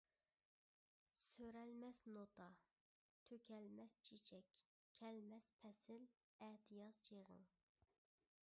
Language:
Uyghur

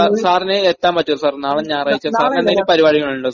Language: Malayalam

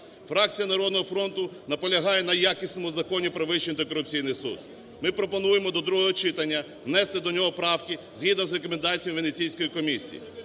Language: Ukrainian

